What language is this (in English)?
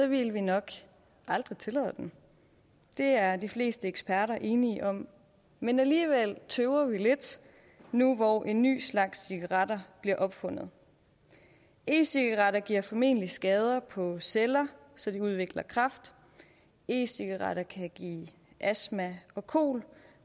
Danish